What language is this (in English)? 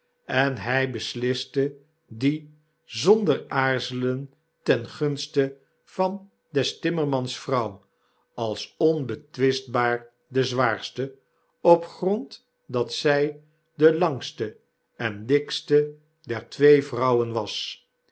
Dutch